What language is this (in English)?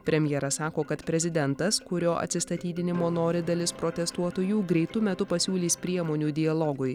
Lithuanian